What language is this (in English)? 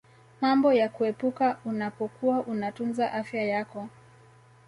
Swahili